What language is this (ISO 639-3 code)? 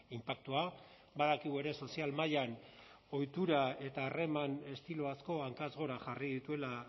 eus